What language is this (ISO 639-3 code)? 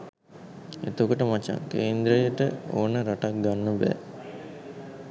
sin